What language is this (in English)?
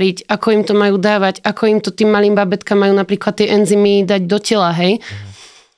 Slovak